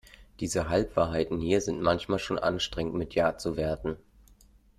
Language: German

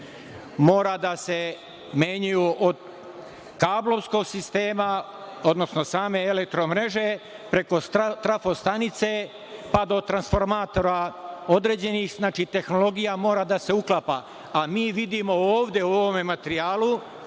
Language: Serbian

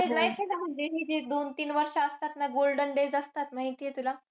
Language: Marathi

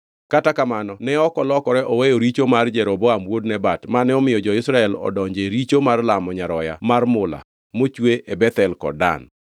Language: Luo (Kenya and Tanzania)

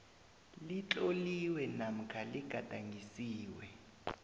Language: South Ndebele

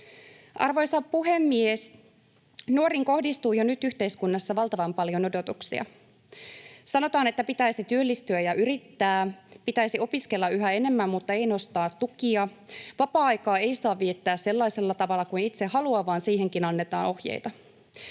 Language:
Finnish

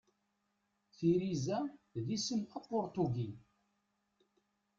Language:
Kabyle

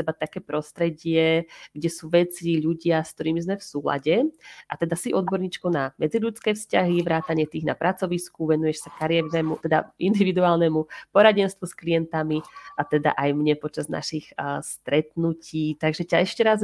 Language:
Slovak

